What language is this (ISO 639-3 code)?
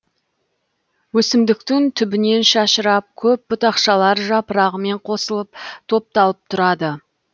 kaz